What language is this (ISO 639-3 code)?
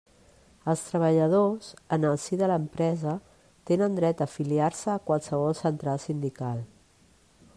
cat